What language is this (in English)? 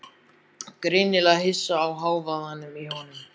Icelandic